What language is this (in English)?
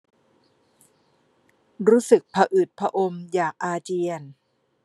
Thai